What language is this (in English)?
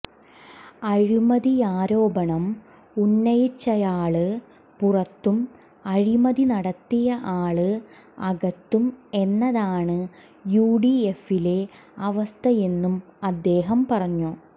Malayalam